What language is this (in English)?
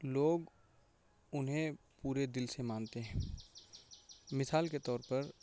Urdu